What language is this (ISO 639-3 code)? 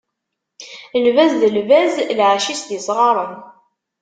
kab